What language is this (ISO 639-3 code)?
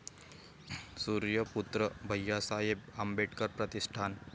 mar